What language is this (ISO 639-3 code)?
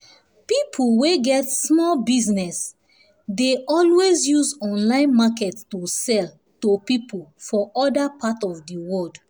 pcm